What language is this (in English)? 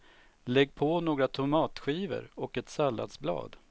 Swedish